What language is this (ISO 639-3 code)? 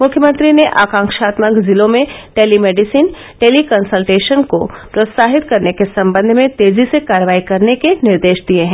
hin